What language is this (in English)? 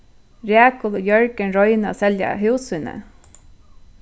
Faroese